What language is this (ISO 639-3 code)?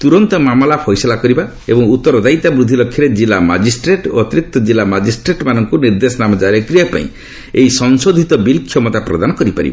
ori